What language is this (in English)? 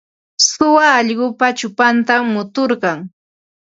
Ambo-Pasco Quechua